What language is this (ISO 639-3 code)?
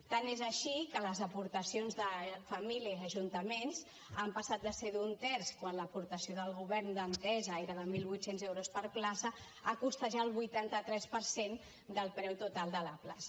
cat